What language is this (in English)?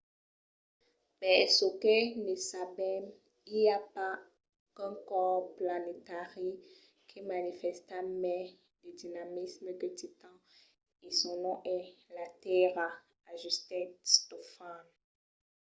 Occitan